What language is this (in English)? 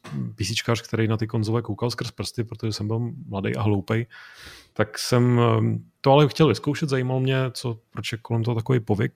Czech